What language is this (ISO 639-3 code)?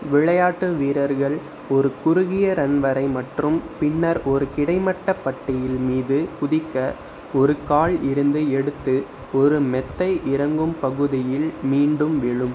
tam